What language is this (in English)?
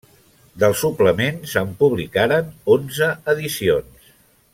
Catalan